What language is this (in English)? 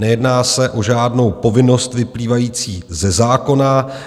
Czech